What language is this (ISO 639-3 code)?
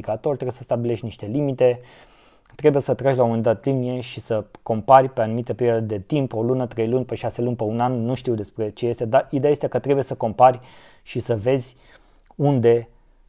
ron